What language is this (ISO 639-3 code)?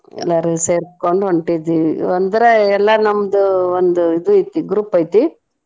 kan